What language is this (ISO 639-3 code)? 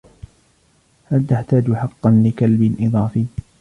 ara